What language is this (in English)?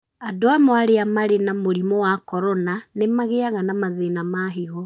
Kikuyu